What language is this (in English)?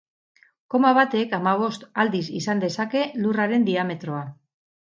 Basque